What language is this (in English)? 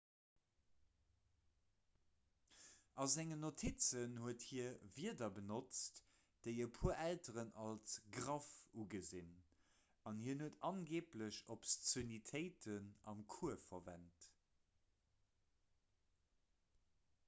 Luxembourgish